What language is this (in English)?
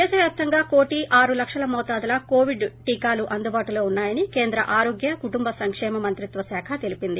Telugu